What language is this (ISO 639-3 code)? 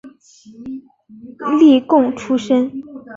zho